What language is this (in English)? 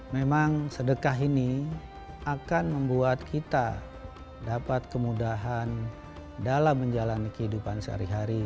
Indonesian